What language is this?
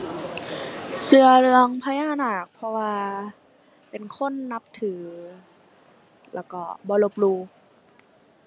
Thai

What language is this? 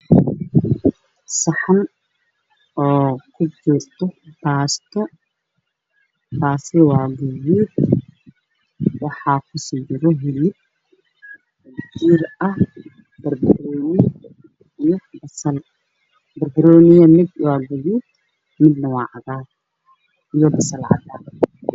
Somali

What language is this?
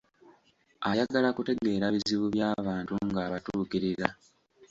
Ganda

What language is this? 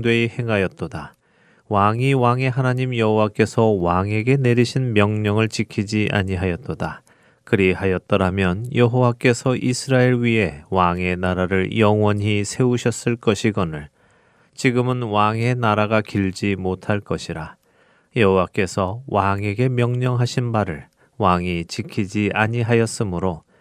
Korean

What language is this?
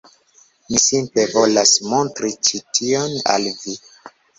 Esperanto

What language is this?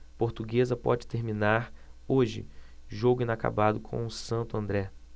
Portuguese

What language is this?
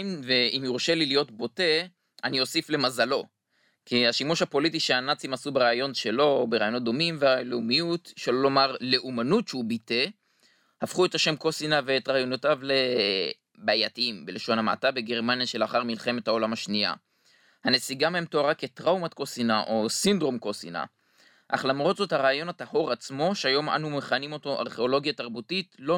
Hebrew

